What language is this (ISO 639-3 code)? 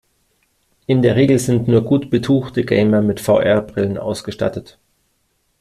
deu